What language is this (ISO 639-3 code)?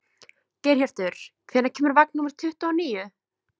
isl